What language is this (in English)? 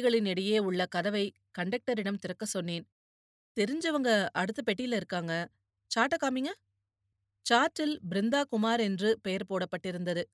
Tamil